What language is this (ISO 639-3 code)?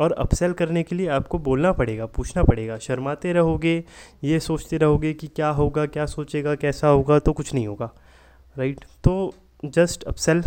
hin